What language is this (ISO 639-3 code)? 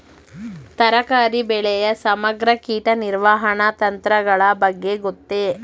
kan